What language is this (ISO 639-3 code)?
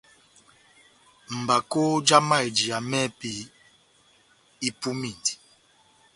bnm